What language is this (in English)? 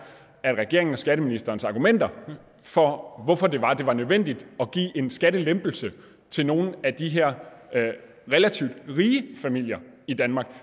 Danish